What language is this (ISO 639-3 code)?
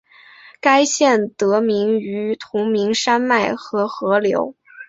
zho